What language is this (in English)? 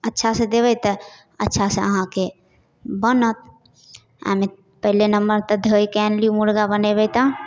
Maithili